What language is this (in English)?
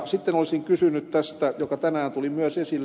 Finnish